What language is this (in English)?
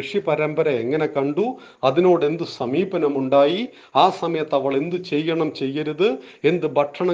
Malayalam